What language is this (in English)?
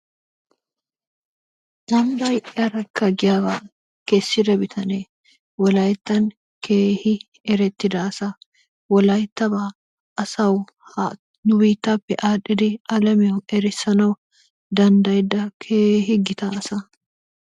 Wolaytta